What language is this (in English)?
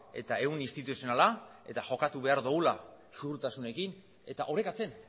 Basque